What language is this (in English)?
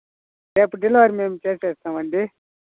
Telugu